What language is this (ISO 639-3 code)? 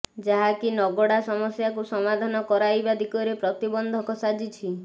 ori